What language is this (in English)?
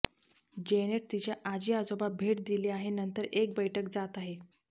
Marathi